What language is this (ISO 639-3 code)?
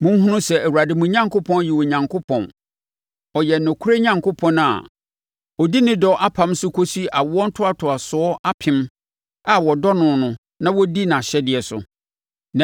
aka